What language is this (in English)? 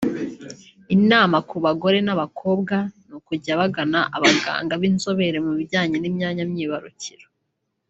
Kinyarwanda